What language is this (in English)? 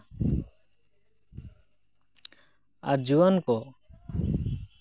Santali